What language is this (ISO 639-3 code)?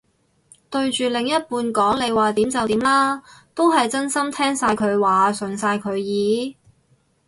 yue